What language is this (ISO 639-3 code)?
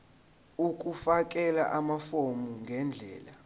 zul